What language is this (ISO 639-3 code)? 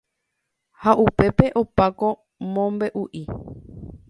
grn